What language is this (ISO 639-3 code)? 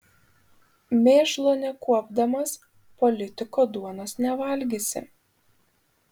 lit